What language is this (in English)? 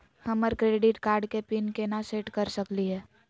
Magahi